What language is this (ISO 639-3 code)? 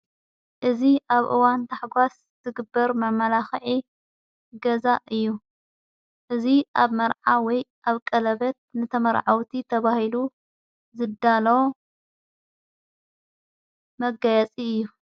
tir